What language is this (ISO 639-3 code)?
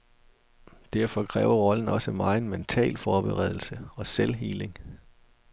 dan